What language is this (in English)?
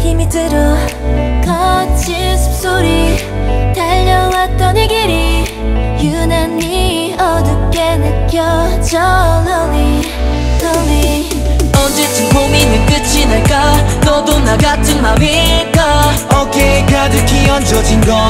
Korean